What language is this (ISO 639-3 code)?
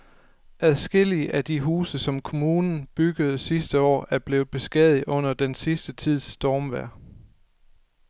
dan